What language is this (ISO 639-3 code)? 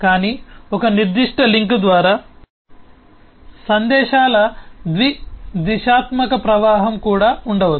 tel